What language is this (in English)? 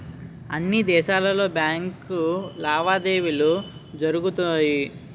Telugu